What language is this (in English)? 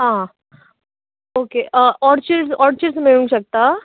Konkani